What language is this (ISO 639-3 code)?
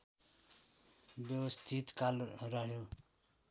nep